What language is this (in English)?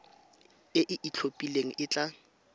Tswana